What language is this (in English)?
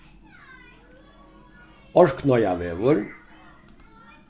Faroese